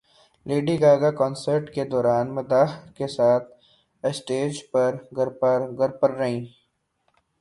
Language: Urdu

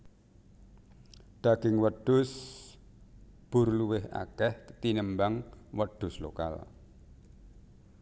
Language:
Javanese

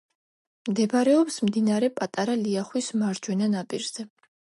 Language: Georgian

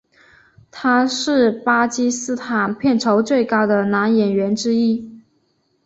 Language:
Chinese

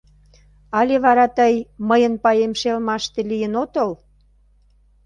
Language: Mari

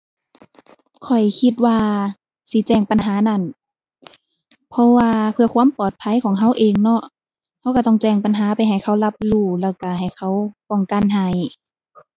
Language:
Thai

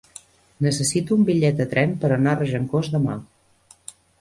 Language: Catalan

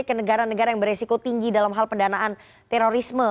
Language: Indonesian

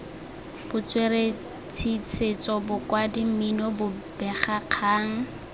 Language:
Tswana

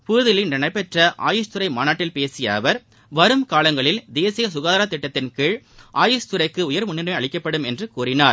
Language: Tamil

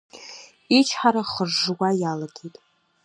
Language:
Abkhazian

